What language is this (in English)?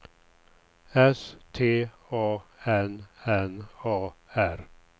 Swedish